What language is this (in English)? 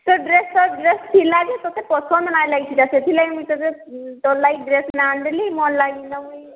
Odia